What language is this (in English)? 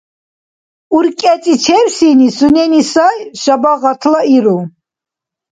Dargwa